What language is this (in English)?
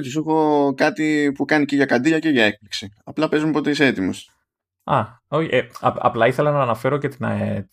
Greek